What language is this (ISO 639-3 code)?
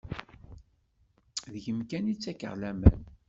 kab